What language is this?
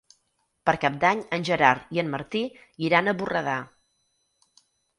Catalan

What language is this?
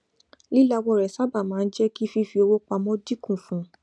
Yoruba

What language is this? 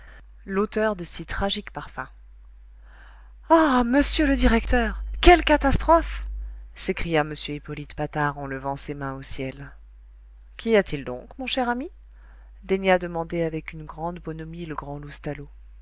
French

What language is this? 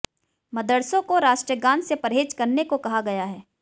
Hindi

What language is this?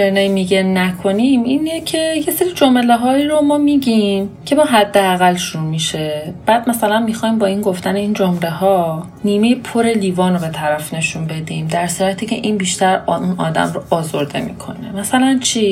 Persian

